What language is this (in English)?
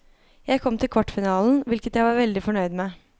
Norwegian